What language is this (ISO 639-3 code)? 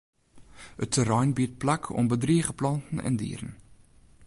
fry